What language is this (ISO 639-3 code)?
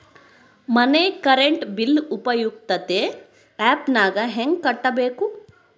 kan